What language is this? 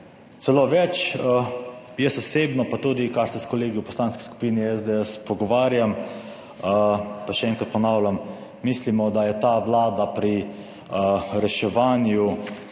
Slovenian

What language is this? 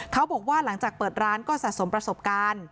Thai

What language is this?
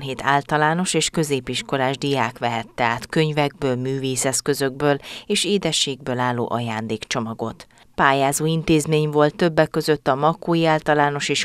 Hungarian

